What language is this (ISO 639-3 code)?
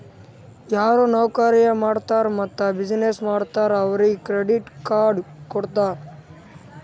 kan